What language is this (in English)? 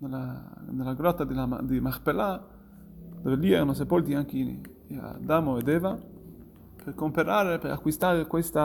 Italian